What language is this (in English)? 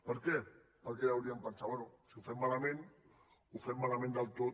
Catalan